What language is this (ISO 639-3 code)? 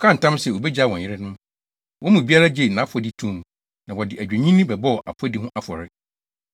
aka